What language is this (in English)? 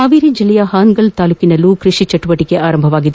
Kannada